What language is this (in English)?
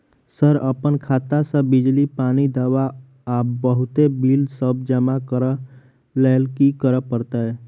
Maithili